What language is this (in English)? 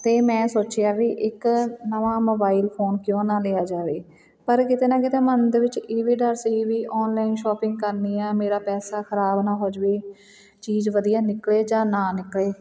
Punjabi